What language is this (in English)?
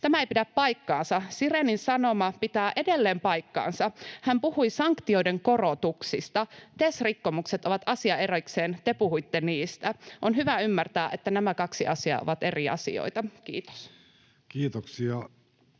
Finnish